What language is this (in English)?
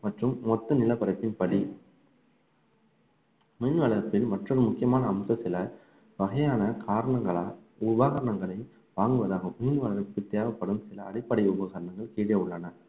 Tamil